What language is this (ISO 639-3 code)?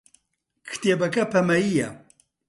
ckb